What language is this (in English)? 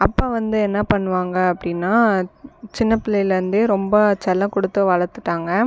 Tamil